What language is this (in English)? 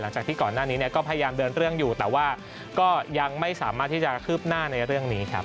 Thai